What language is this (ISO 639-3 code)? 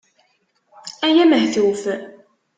kab